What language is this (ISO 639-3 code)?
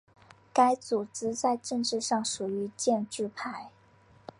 zho